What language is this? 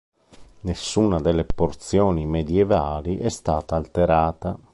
Italian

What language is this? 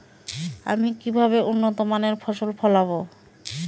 Bangla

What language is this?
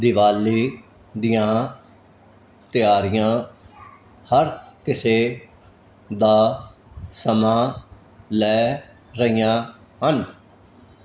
Punjabi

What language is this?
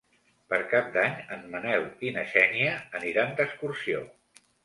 Catalan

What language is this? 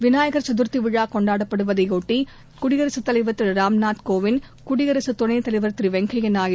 Tamil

